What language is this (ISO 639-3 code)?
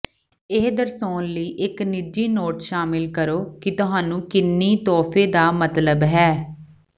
pan